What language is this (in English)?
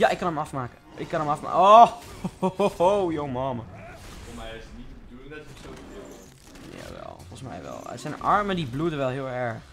Dutch